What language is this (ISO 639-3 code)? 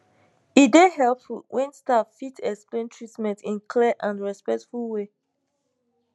pcm